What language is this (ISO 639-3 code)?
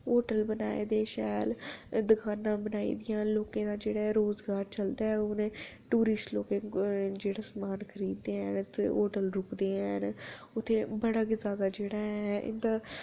doi